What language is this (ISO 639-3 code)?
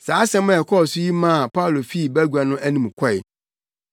aka